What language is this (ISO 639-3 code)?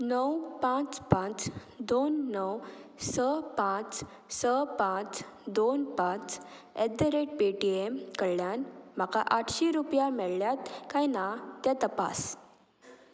kok